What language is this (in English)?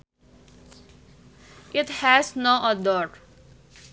Sundanese